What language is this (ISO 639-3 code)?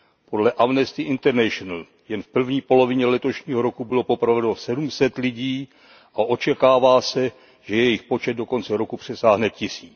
ces